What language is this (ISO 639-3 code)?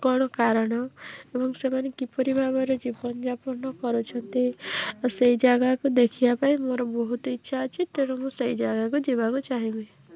ori